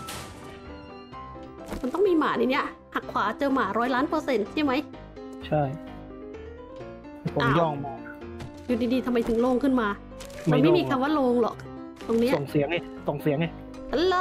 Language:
Thai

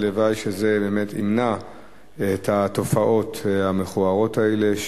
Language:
Hebrew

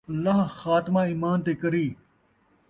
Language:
Saraiki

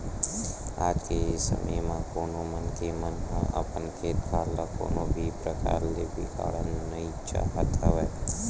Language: Chhattisgarhi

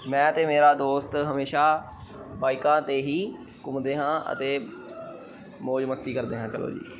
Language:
Punjabi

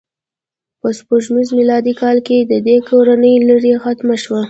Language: Pashto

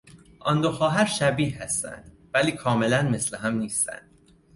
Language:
Persian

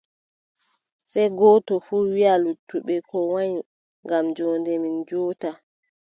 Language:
Adamawa Fulfulde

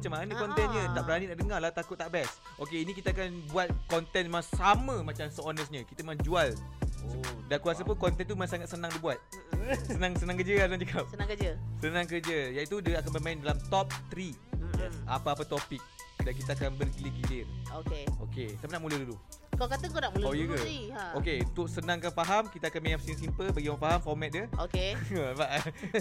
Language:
Malay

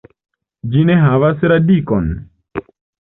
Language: Esperanto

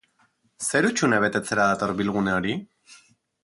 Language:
Basque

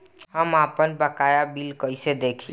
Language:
Bhojpuri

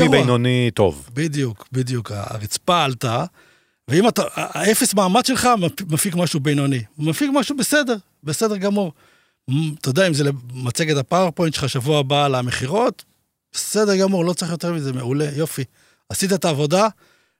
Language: Hebrew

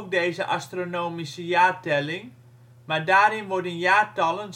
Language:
Dutch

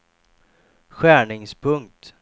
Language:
Swedish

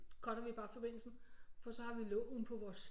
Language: Danish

